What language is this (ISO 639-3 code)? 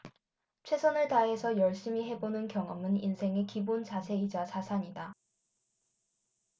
kor